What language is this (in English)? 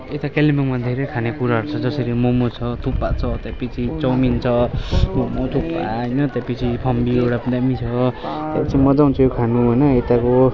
Nepali